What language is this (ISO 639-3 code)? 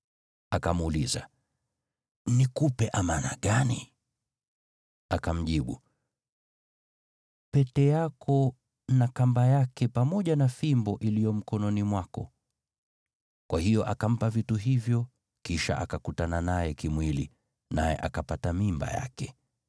swa